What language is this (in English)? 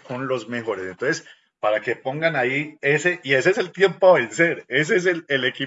Spanish